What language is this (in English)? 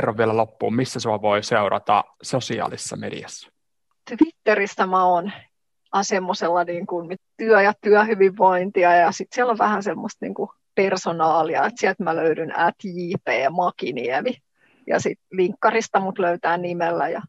Finnish